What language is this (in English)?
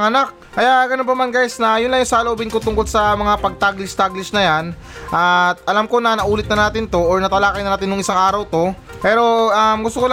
Filipino